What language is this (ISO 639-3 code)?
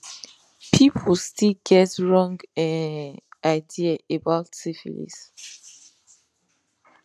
pcm